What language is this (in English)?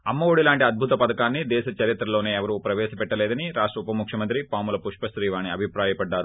Telugu